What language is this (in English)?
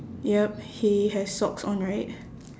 English